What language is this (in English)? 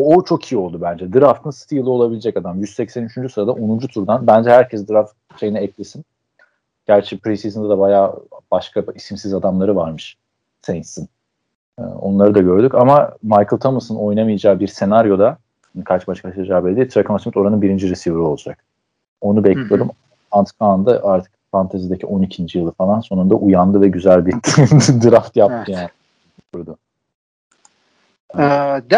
Turkish